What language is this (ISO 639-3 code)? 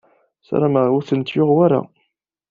kab